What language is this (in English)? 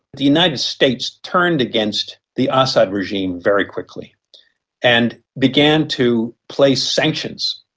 English